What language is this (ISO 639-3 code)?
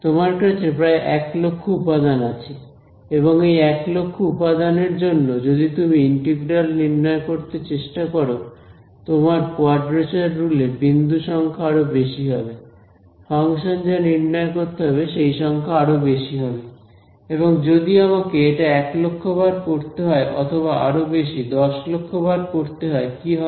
ben